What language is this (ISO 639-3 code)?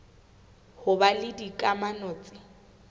sot